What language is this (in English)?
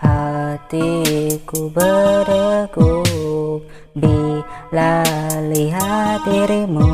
Malay